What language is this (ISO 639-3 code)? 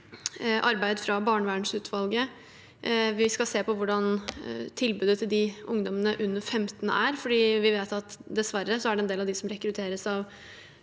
nor